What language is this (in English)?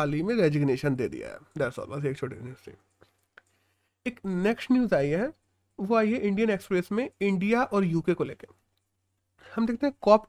Hindi